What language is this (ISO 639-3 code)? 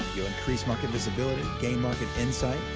eng